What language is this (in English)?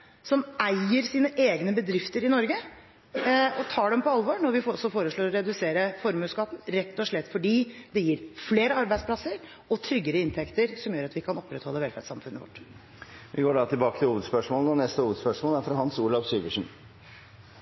Norwegian Bokmål